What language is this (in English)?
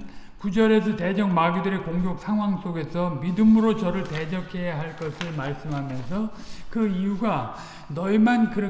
Korean